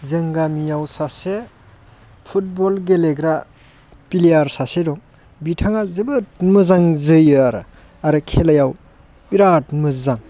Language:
Bodo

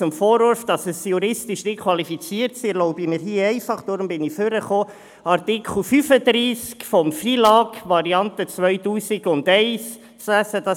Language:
Swiss German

